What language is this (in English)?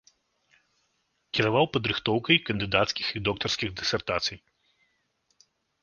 Belarusian